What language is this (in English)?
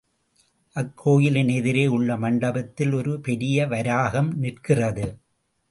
Tamil